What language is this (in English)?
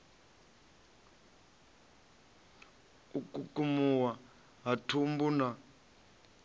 Venda